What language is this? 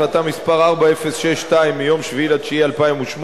Hebrew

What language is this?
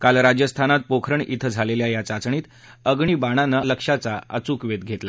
Marathi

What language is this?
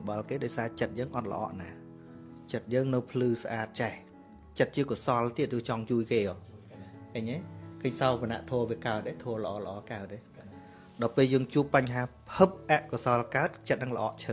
Vietnamese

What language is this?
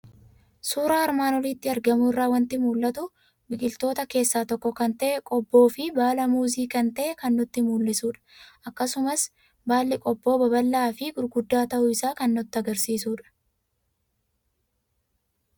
Oromo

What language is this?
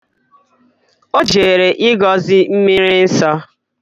Igbo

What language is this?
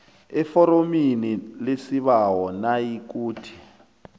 South Ndebele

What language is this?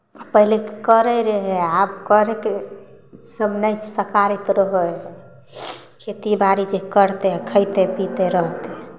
Maithili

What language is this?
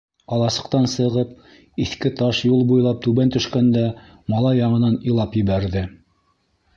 Bashkir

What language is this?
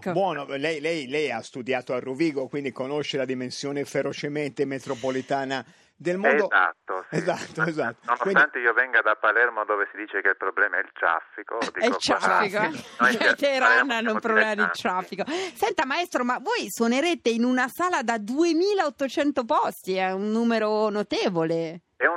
Italian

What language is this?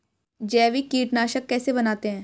Hindi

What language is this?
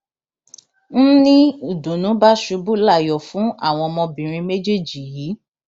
Yoruba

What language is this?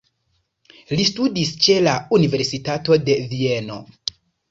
Esperanto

